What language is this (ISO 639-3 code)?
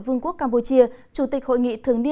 vie